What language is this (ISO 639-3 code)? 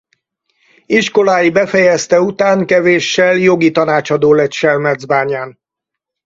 hun